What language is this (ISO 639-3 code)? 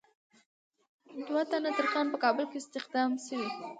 pus